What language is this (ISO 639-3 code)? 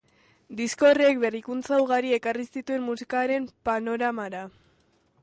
eus